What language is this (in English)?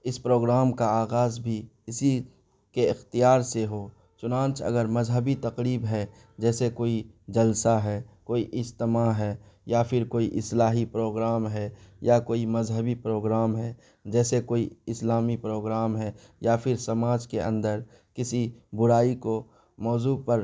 Urdu